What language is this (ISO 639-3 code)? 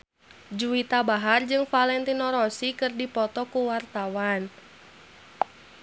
sun